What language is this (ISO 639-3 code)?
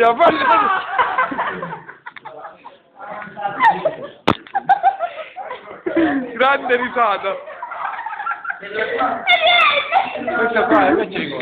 ita